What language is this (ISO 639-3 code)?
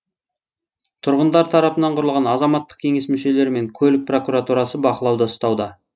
kaz